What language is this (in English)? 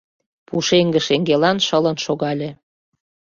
Mari